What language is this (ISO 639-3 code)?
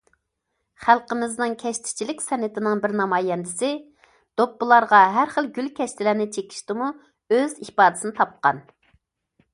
uig